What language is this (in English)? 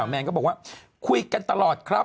Thai